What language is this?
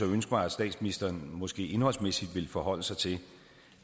Danish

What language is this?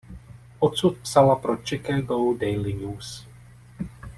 Czech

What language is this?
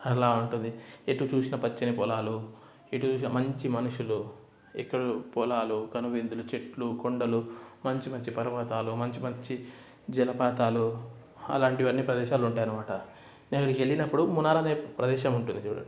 Telugu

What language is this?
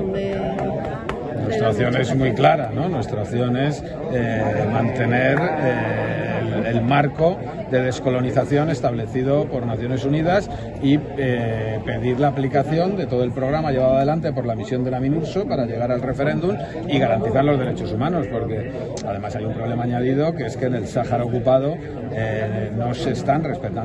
Spanish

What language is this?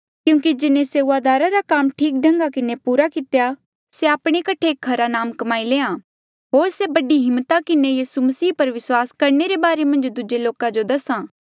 Mandeali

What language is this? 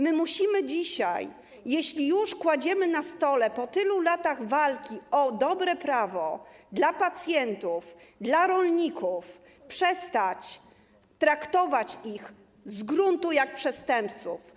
Polish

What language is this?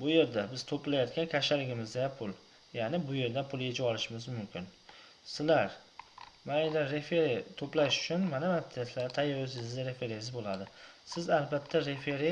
Turkish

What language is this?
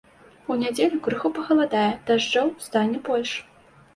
Belarusian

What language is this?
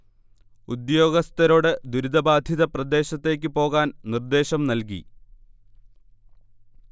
Malayalam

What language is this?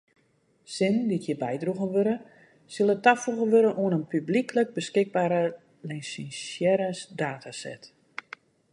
Western Frisian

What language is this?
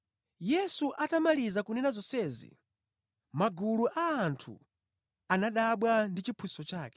Nyanja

